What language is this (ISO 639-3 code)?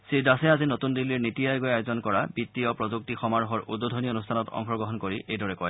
asm